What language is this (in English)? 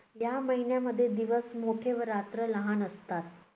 Marathi